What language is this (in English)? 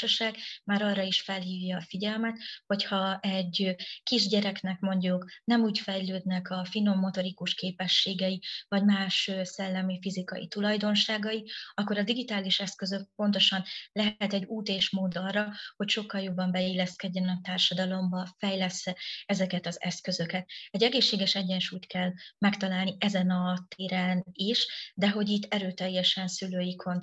Hungarian